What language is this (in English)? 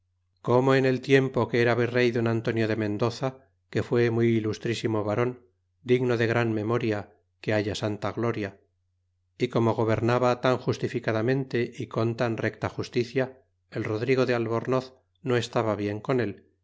Spanish